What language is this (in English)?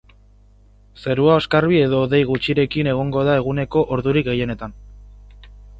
Basque